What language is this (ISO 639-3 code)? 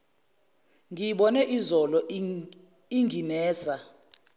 zul